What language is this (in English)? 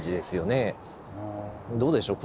Japanese